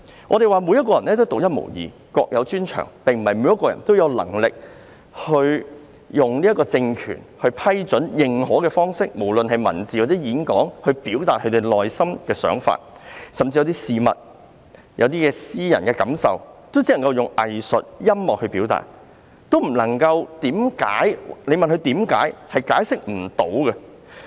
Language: Cantonese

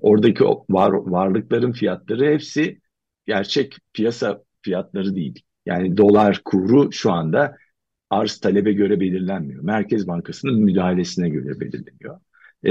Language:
Turkish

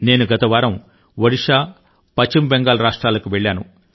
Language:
Telugu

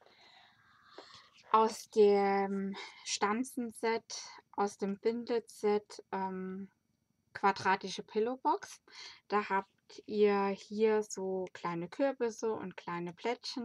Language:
German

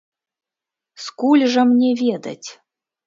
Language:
Belarusian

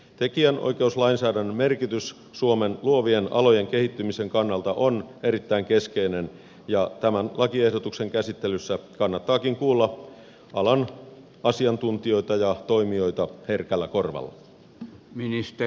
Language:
Finnish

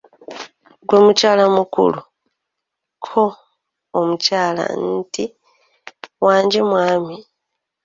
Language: Ganda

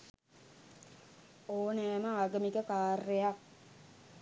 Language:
Sinhala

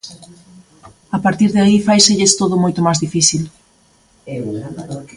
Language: Galician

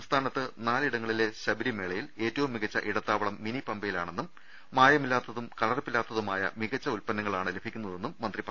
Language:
Malayalam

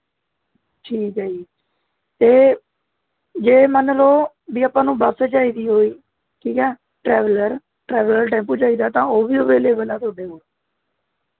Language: Punjabi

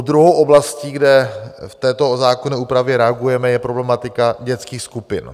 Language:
Czech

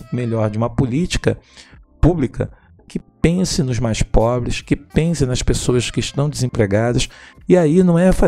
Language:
Portuguese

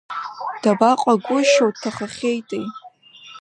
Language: Abkhazian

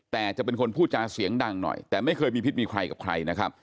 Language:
Thai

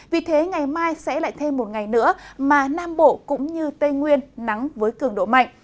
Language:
Vietnamese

